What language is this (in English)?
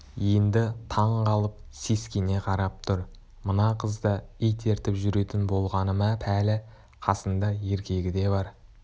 Kazakh